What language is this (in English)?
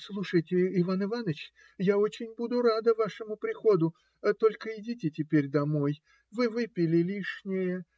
Russian